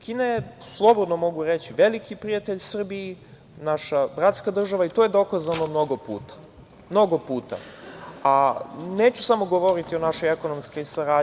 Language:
Serbian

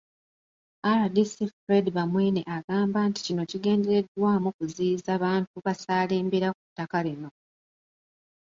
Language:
Ganda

